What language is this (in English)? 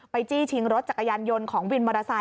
Thai